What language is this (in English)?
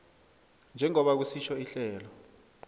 South Ndebele